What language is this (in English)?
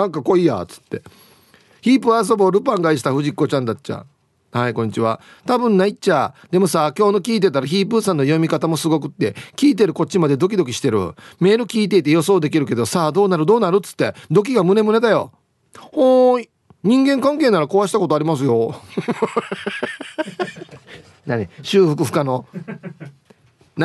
Japanese